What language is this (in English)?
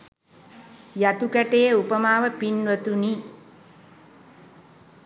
Sinhala